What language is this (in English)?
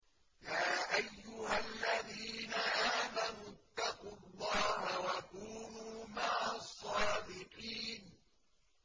Arabic